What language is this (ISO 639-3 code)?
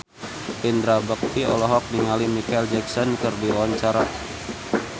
sun